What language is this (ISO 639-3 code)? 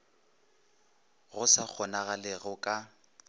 nso